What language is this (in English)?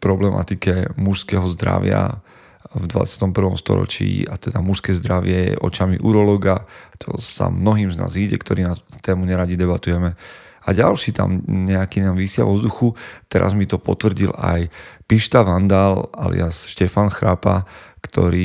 Slovak